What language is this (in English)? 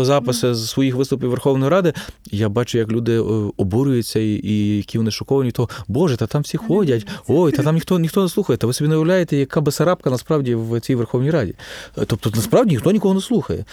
Ukrainian